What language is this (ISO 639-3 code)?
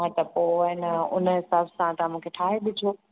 snd